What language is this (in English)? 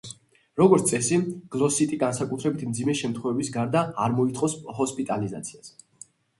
Georgian